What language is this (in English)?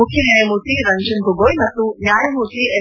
Kannada